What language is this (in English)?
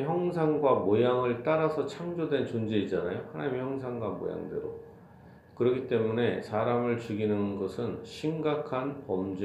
Korean